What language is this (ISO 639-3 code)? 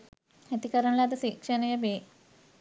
sin